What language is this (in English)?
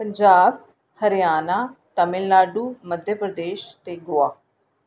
Dogri